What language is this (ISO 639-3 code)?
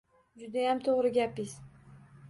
uzb